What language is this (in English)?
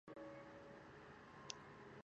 Kurdish